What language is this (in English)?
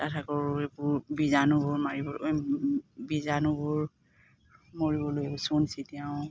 Assamese